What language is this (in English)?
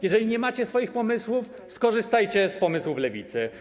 Polish